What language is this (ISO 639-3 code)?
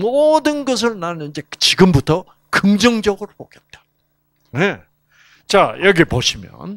kor